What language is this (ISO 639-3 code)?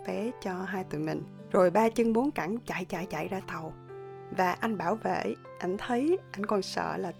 vie